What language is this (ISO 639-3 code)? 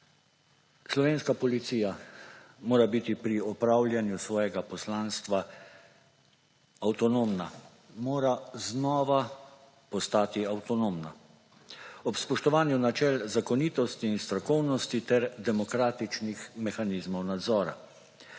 slv